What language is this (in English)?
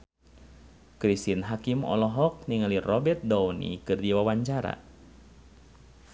Sundanese